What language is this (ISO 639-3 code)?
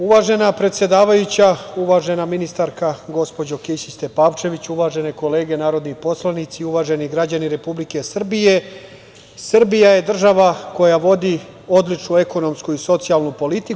srp